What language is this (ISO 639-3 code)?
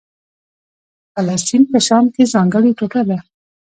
pus